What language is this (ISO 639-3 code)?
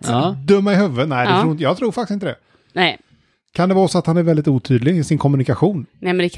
swe